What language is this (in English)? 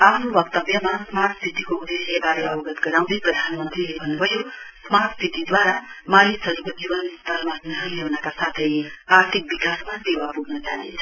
Nepali